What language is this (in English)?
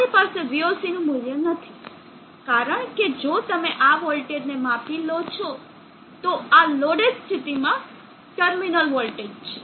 Gujarati